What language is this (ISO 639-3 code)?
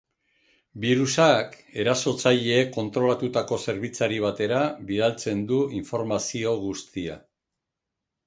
eus